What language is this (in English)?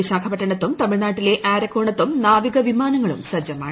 Malayalam